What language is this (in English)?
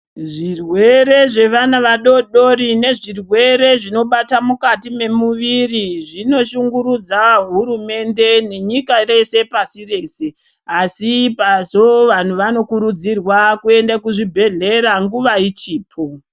Ndau